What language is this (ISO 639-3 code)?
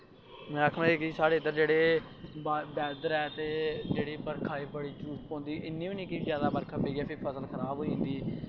doi